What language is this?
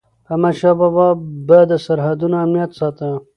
Pashto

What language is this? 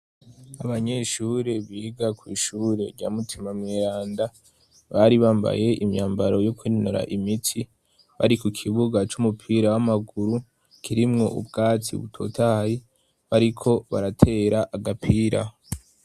Rundi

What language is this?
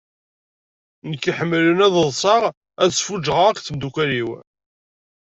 Kabyle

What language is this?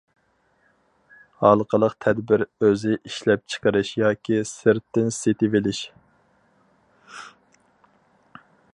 Uyghur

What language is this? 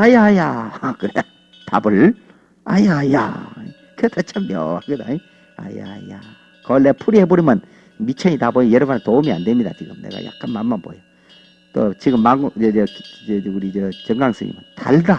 Korean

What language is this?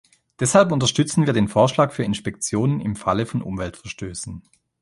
German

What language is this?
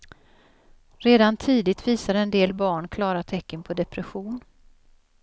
Swedish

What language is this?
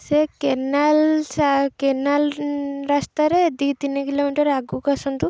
Odia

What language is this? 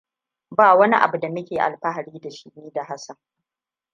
Hausa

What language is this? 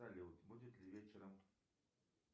Russian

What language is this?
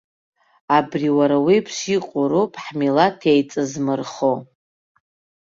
Abkhazian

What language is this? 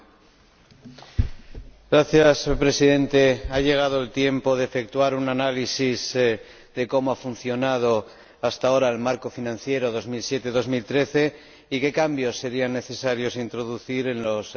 Spanish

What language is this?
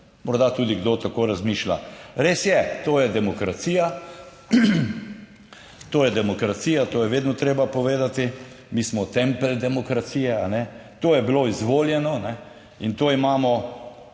Slovenian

